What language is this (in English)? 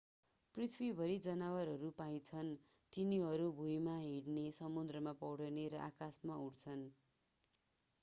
Nepali